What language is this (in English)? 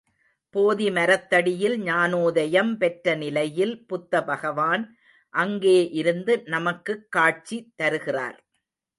Tamil